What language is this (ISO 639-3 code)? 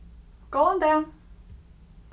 fao